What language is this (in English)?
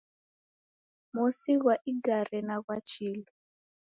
Taita